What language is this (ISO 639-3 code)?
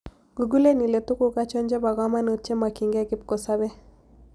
kln